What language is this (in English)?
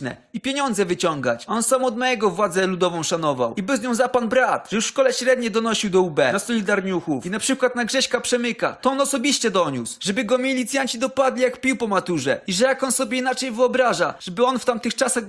Polish